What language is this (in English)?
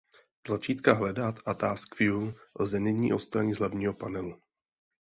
Czech